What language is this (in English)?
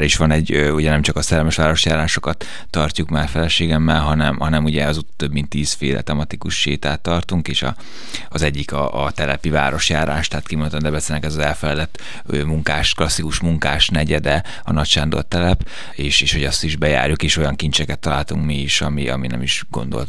Hungarian